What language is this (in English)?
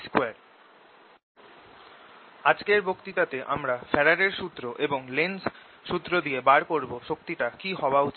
Bangla